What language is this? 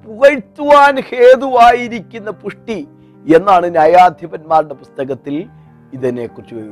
Malayalam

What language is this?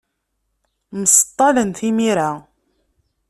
Kabyle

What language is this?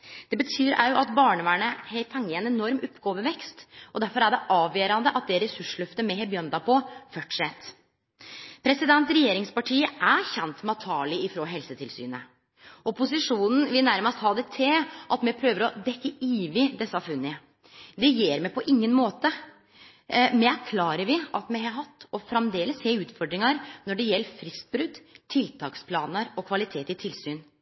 Norwegian Nynorsk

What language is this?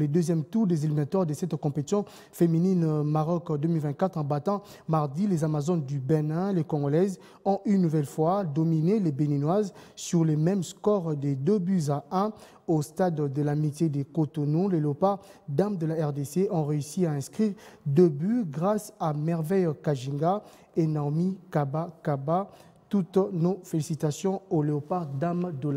French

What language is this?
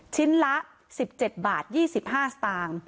Thai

